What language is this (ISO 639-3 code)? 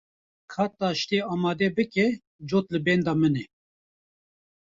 kur